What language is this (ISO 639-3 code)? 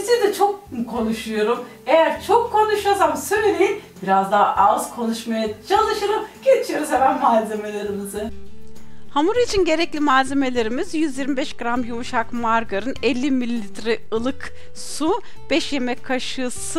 tur